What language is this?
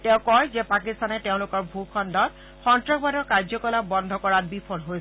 Assamese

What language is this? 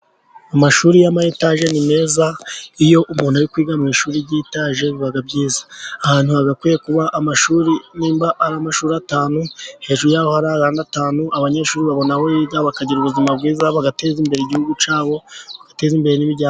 Kinyarwanda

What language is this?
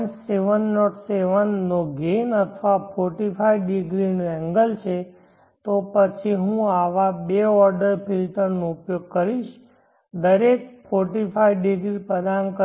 Gujarati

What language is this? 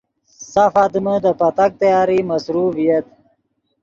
Yidgha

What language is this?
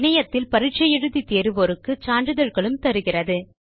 Tamil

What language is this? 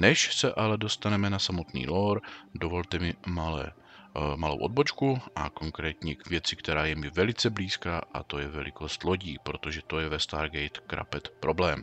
Czech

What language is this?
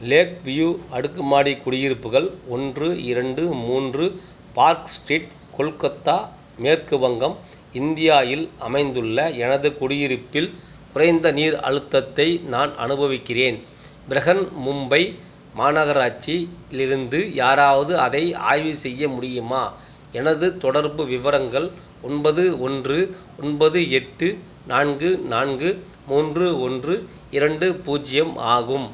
Tamil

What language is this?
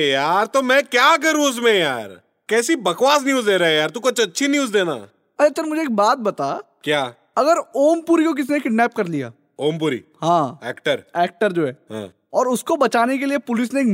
Hindi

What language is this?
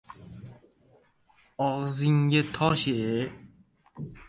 Uzbek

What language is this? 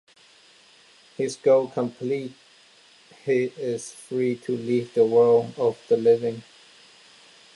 English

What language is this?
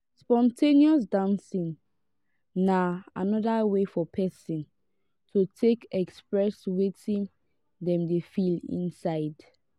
Nigerian Pidgin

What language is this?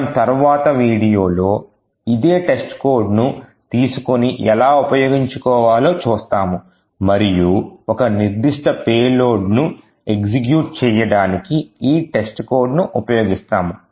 Telugu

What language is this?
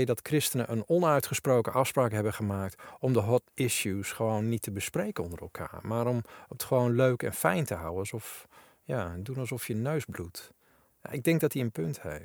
Dutch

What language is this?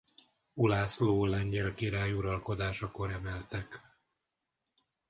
Hungarian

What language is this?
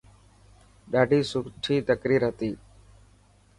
Dhatki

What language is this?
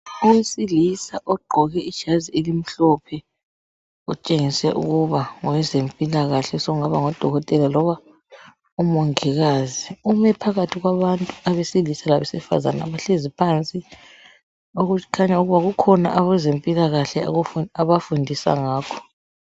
North Ndebele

